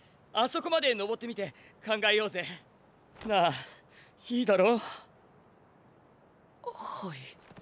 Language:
Japanese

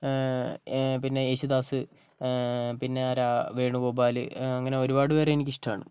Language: Malayalam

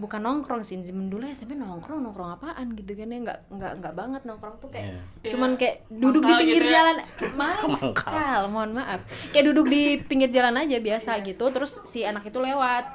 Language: Indonesian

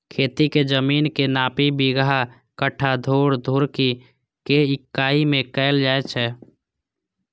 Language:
Maithili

